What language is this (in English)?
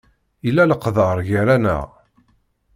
Kabyle